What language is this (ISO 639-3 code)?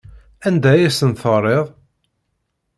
kab